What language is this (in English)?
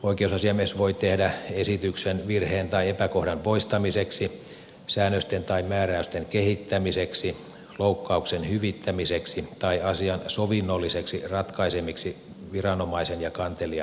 Finnish